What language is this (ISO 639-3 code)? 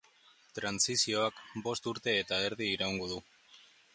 eus